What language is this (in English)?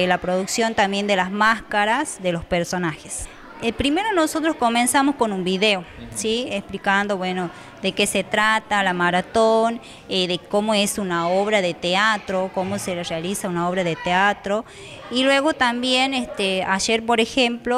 Spanish